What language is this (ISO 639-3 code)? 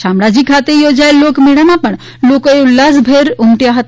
guj